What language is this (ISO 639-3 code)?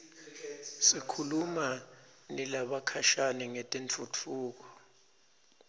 ssw